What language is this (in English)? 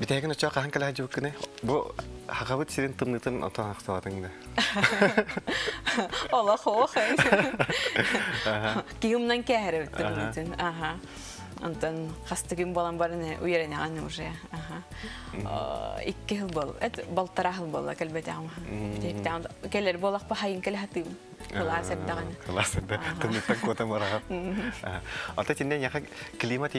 Turkish